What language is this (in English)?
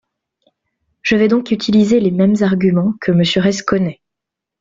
French